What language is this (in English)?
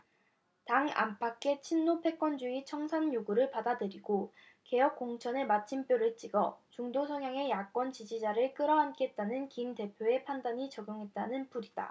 Korean